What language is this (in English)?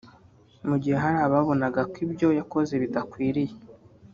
Kinyarwanda